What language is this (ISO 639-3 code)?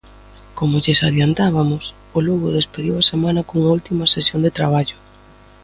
glg